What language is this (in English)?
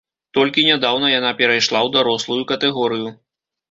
Belarusian